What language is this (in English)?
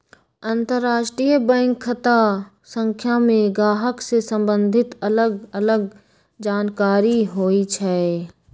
Magahi